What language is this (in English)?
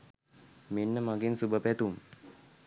Sinhala